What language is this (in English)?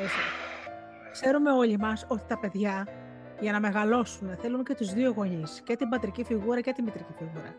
Greek